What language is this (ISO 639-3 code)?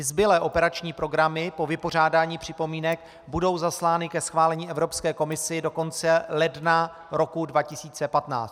ces